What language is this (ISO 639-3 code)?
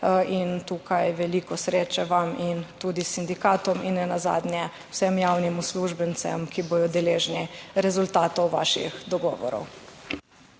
slv